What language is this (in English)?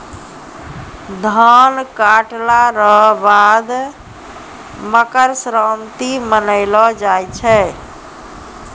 Maithili